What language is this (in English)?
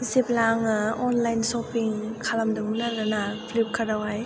Bodo